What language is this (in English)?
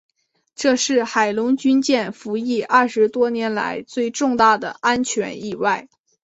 Chinese